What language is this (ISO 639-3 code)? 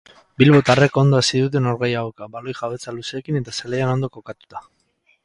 eus